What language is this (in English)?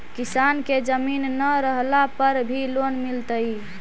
Magahi